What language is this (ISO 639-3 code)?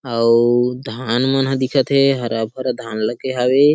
hne